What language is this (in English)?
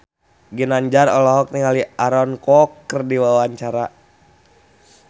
Sundanese